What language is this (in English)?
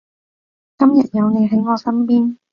Cantonese